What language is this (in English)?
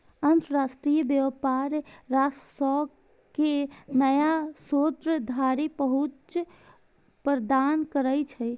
Maithili